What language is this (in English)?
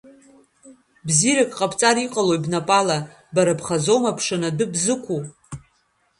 Abkhazian